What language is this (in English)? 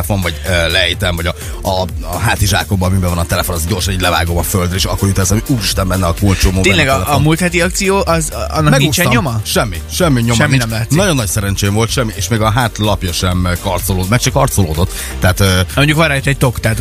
Hungarian